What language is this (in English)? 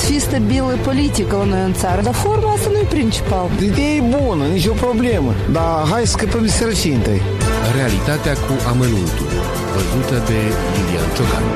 Romanian